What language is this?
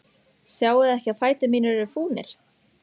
Icelandic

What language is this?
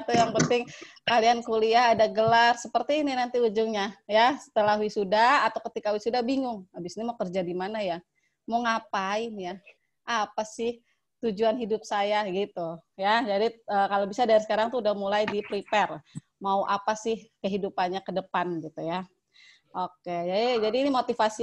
Indonesian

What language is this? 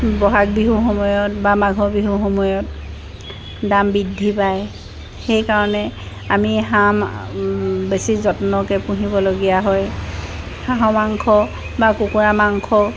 Assamese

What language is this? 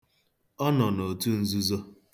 Igbo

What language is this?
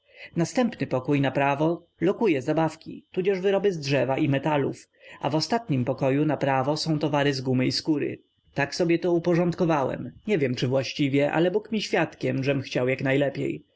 Polish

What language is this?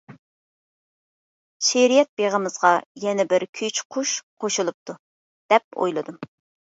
Uyghur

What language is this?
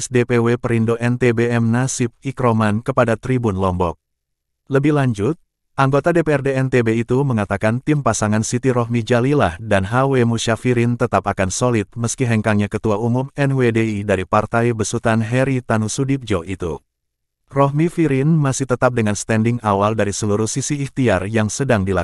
Indonesian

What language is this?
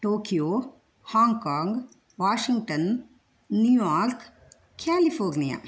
Sanskrit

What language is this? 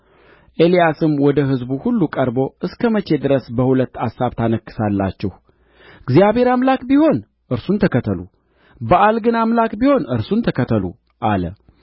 Amharic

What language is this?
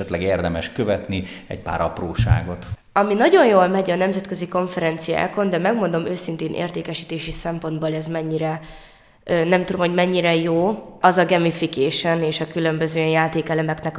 Hungarian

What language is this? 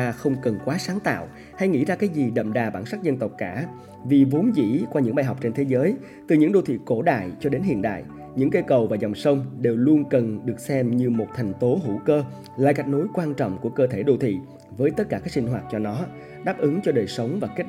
Vietnamese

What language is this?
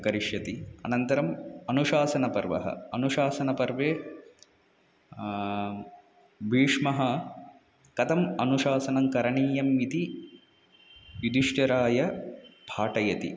Sanskrit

